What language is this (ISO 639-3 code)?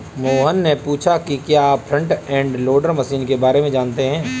hin